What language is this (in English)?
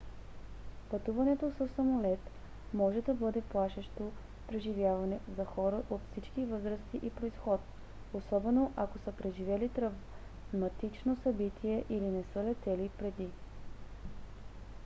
Bulgarian